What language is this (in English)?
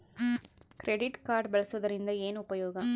Kannada